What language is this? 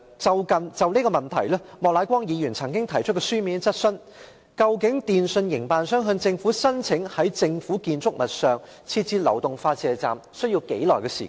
Cantonese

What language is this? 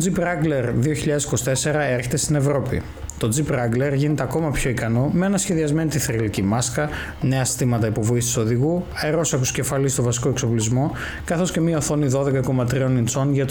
Greek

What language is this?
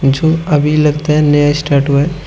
Hindi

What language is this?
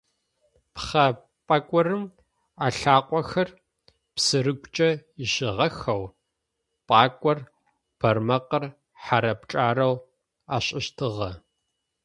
Adyghe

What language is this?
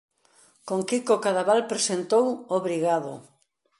Galician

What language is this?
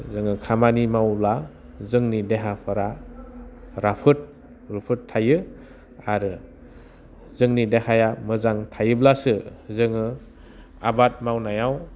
Bodo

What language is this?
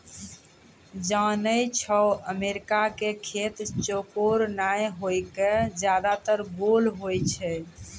Maithili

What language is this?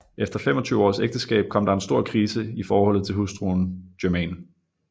Danish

